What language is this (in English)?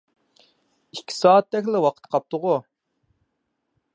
Uyghur